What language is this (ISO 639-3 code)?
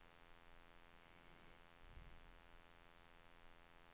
swe